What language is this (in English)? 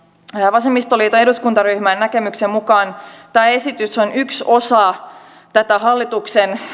Finnish